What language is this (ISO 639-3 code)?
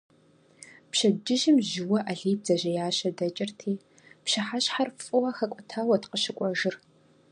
kbd